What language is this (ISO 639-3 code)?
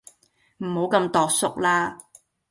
yue